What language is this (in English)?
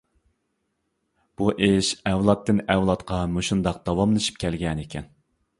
Uyghur